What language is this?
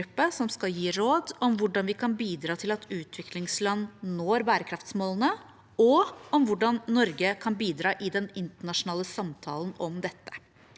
Norwegian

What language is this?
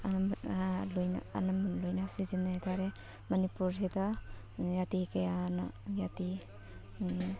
Manipuri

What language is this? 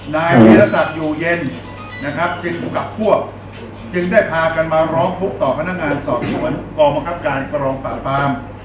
Thai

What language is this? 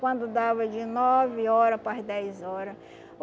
Portuguese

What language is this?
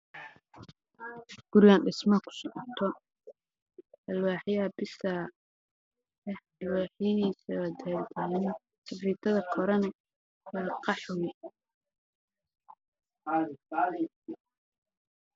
Somali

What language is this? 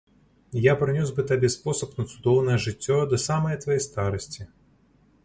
Belarusian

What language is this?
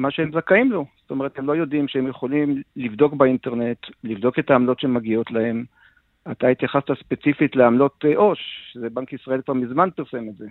Hebrew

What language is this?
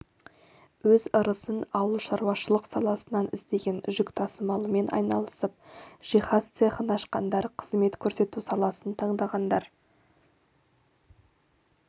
Kazakh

